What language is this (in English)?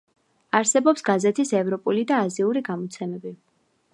Georgian